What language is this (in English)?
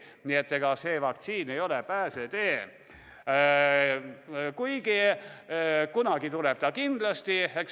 Estonian